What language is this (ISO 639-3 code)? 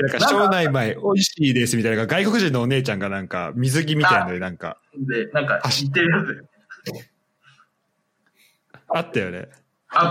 jpn